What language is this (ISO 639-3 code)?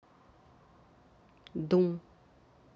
rus